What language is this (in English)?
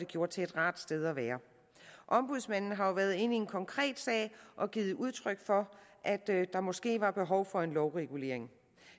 Danish